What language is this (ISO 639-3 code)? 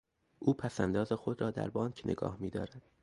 fas